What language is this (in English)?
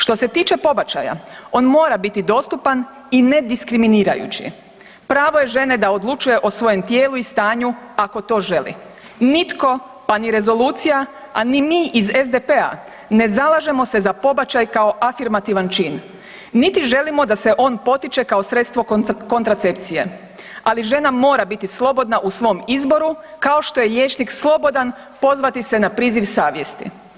Croatian